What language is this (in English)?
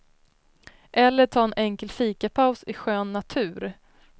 Swedish